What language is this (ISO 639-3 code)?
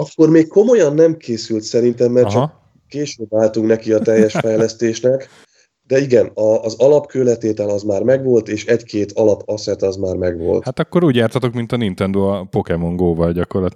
hun